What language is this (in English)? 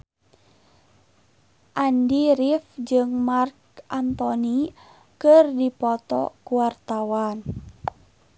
Sundanese